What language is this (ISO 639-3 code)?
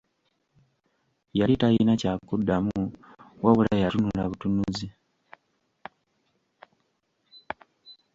lug